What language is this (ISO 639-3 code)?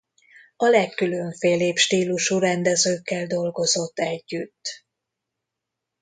hun